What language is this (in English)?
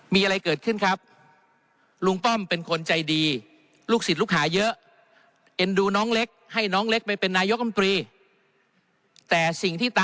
Thai